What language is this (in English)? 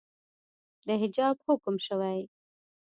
Pashto